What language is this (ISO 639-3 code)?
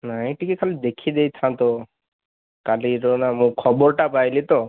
ori